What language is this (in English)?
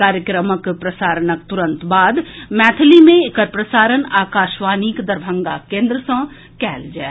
Maithili